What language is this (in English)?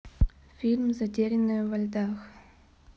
Russian